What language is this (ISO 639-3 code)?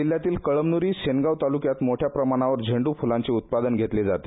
mar